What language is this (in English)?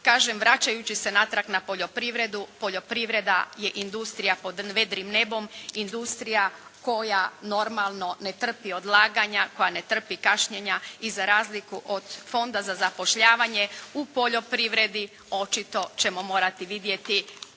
Croatian